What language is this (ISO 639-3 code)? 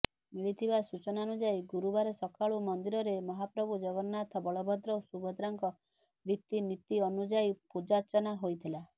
ori